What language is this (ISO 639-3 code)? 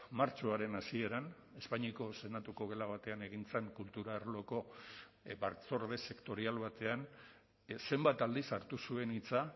eus